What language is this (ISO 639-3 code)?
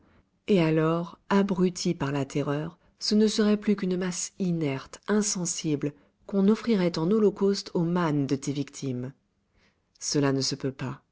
fra